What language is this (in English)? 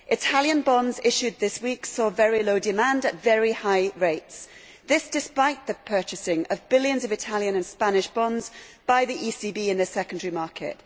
English